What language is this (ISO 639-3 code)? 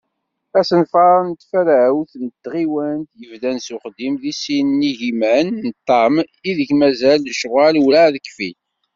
kab